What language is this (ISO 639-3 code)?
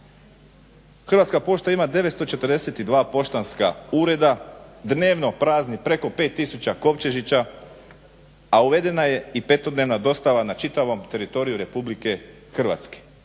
hrv